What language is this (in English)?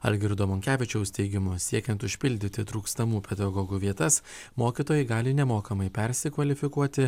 Lithuanian